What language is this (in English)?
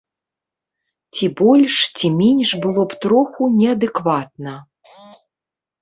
Belarusian